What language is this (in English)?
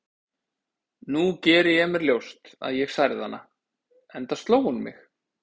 Icelandic